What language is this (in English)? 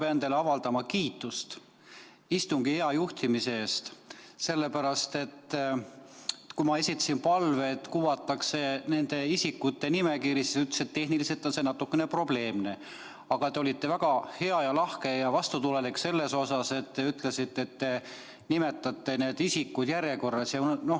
Estonian